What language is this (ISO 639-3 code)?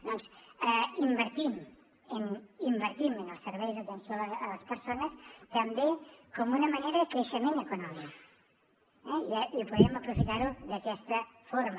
cat